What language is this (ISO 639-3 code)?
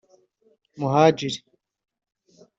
kin